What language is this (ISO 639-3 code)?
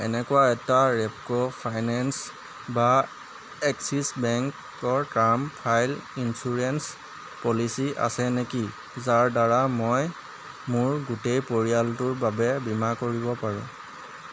asm